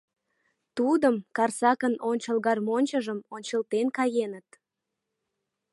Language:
Mari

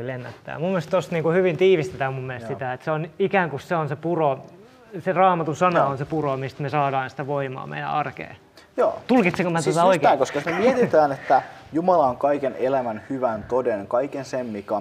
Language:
Finnish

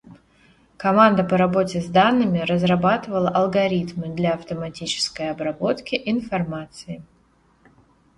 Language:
Russian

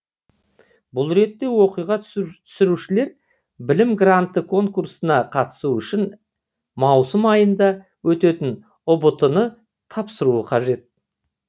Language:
Kazakh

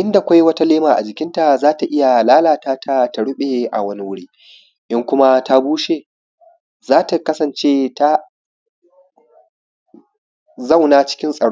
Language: Hausa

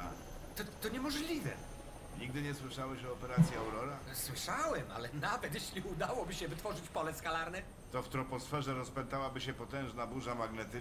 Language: Polish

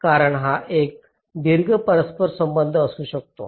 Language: Marathi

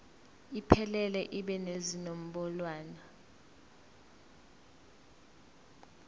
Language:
Zulu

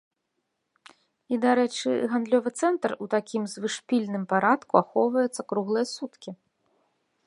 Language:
Belarusian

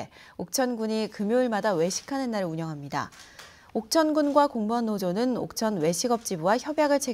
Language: Korean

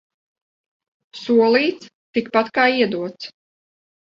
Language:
Latvian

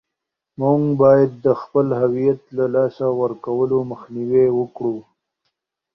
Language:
Pashto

